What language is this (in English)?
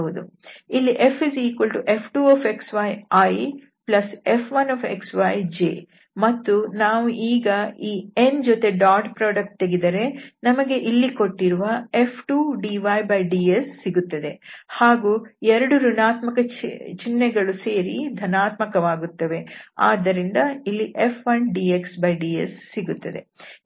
Kannada